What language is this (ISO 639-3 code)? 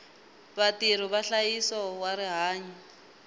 tso